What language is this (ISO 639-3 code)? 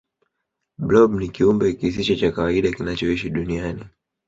swa